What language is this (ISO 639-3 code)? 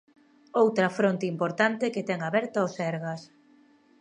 glg